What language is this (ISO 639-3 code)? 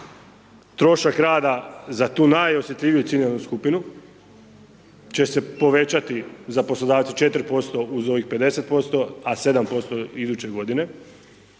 hrv